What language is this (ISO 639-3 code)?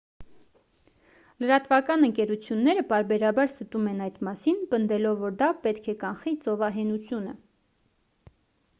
hye